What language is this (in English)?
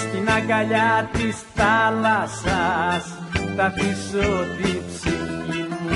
Greek